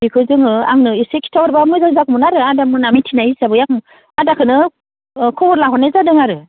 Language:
Bodo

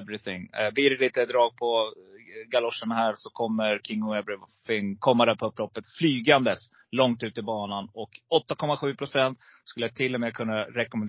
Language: Swedish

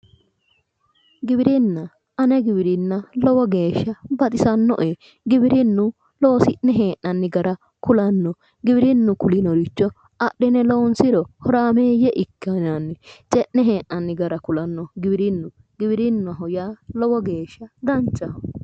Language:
Sidamo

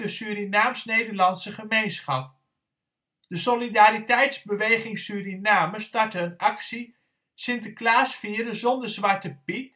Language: Dutch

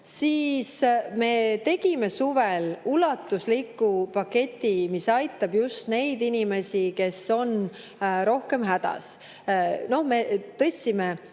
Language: Estonian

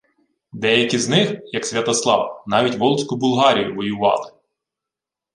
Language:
Ukrainian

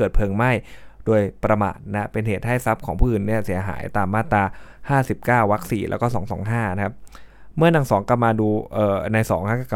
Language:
Thai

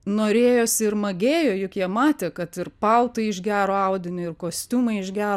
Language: Lithuanian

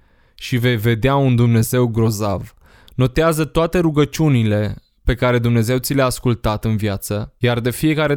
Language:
Romanian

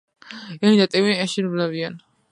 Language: Georgian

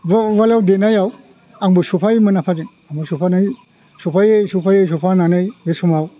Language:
Bodo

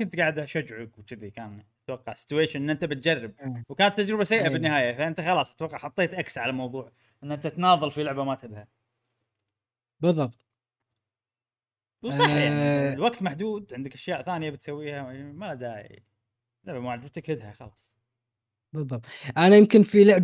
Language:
Arabic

